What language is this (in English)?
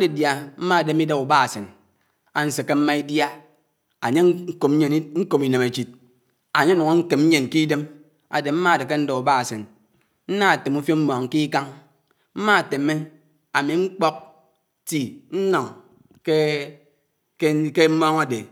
Anaang